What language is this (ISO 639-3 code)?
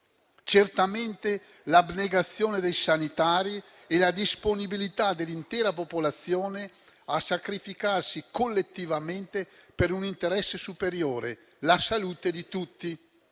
ita